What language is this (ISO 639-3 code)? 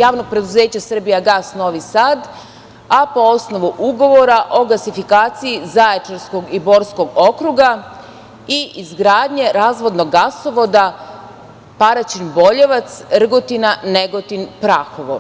srp